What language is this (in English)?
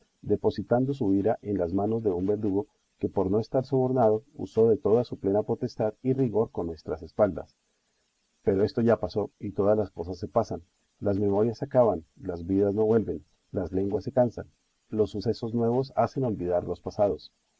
Spanish